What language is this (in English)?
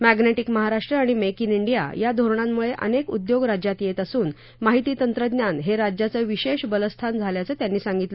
Marathi